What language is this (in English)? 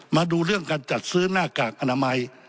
Thai